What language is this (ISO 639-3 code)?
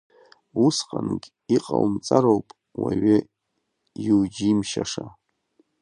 abk